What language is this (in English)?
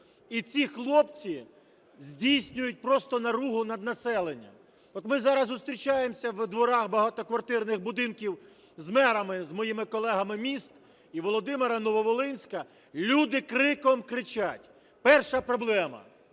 Ukrainian